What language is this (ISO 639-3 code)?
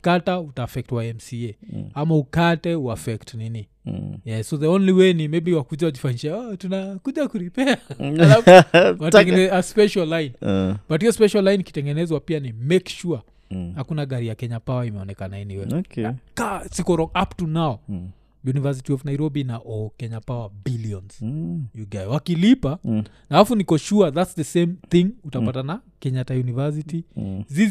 swa